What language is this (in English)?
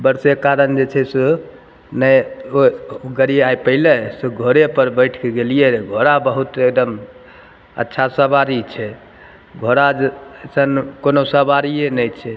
Maithili